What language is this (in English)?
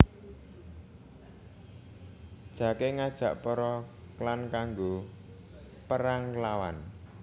Javanese